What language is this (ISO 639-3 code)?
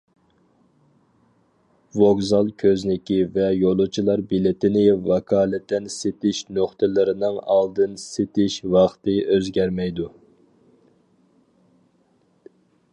uig